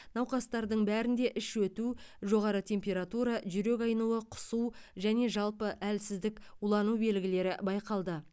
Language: Kazakh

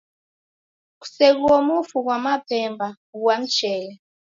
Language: Taita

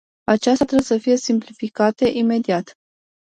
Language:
Romanian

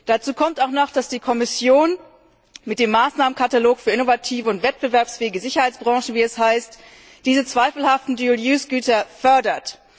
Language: German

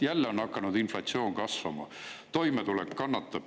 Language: Estonian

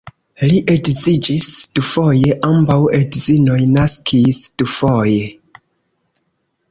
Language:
Esperanto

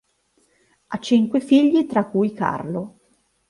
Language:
Italian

